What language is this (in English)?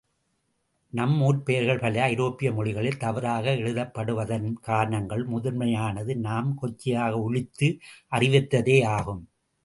Tamil